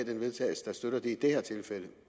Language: Danish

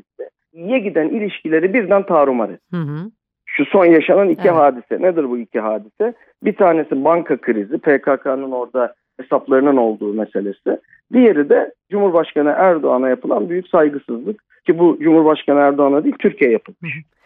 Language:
Turkish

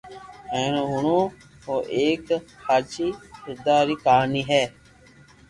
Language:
Loarki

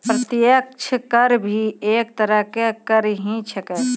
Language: Maithili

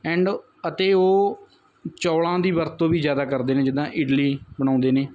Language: Punjabi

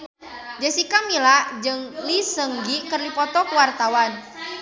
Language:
Sundanese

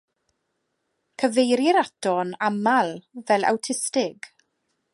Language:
Welsh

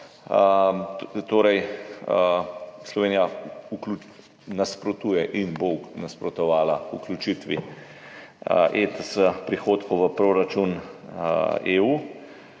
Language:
Slovenian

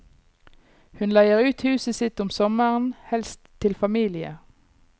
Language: Norwegian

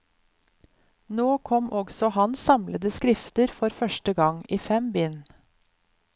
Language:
Norwegian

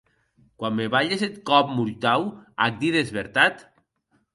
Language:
Occitan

